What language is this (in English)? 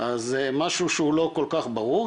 Hebrew